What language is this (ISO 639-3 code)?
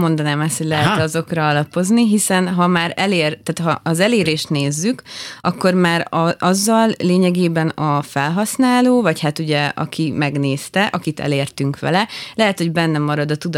hun